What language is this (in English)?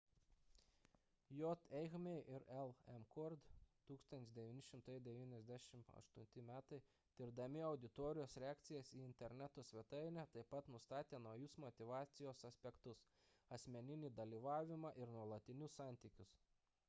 Lithuanian